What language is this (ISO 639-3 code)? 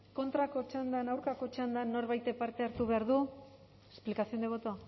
eus